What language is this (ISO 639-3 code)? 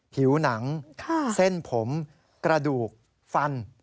tha